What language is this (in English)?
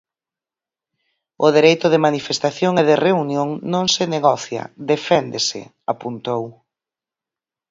Galician